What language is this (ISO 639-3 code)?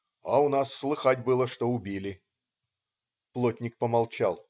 rus